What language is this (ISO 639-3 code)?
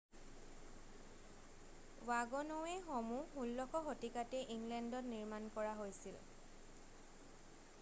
asm